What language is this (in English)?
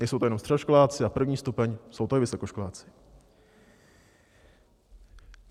Czech